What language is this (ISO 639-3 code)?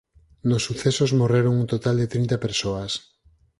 glg